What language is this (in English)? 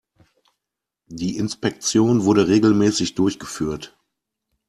German